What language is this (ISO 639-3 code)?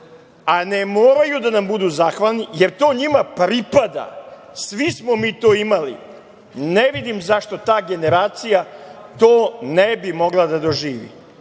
srp